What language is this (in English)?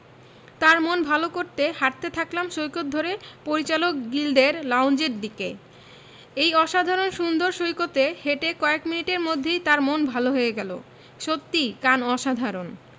Bangla